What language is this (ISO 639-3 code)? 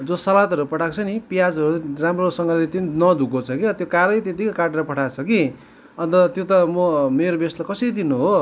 nep